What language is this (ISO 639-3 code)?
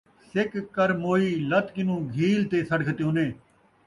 skr